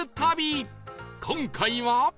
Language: Japanese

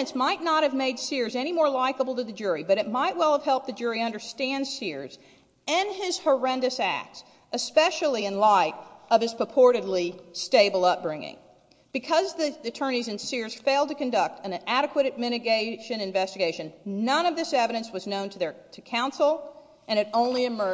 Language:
English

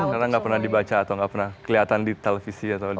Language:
Indonesian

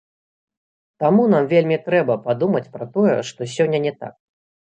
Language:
Belarusian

